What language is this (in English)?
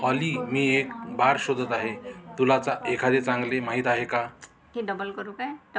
Marathi